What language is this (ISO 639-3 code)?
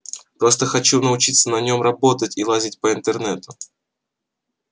rus